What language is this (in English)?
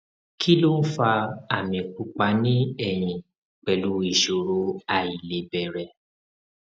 Yoruba